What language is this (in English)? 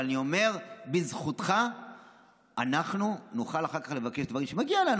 Hebrew